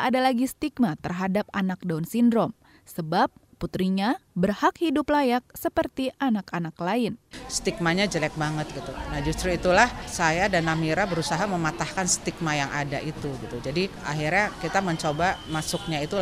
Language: Indonesian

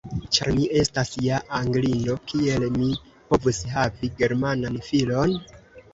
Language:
Esperanto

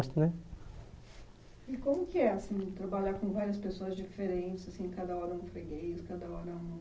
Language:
Portuguese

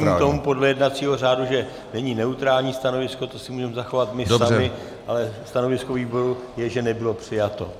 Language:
Czech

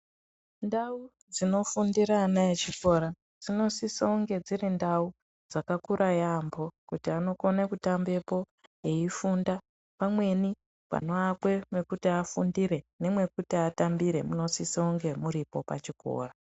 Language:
Ndau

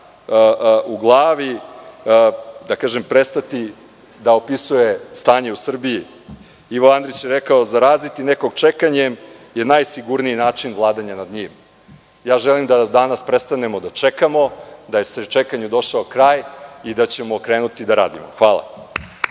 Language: Serbian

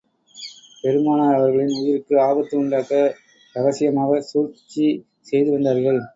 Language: Tamil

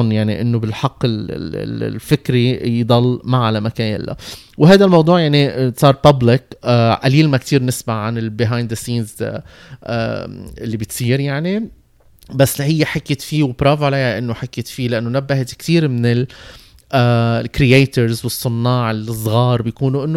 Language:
Arabic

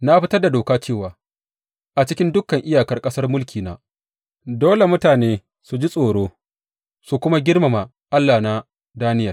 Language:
Hausa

